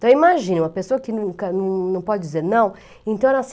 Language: Portuguese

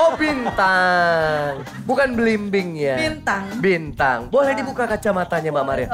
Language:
Indonesian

